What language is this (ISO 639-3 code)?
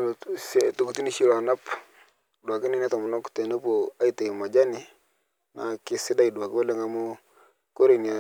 mas